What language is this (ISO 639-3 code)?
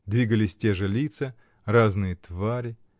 rus